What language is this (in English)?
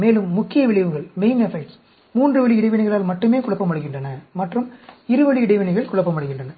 Tamil